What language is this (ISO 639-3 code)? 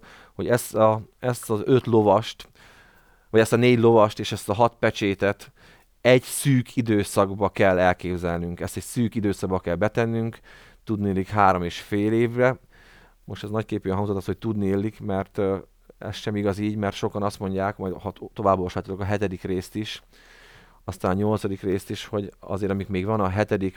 hun